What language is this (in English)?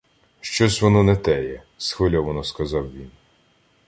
Ukrainian